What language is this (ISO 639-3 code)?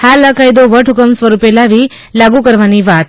guj